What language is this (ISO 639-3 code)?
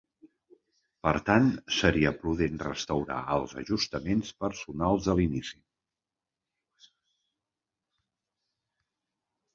cat